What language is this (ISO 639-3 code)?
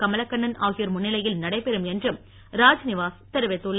tam